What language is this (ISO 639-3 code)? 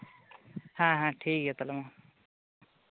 sat